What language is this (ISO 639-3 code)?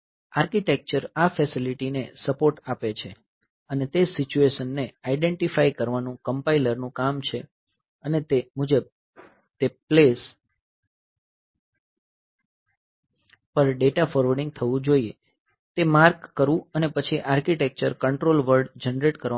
guj